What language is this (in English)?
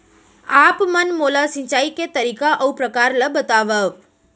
Chhattisgarhi